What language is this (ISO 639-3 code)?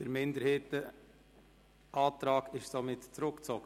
gsw